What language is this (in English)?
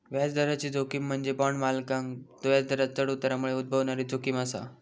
Marathi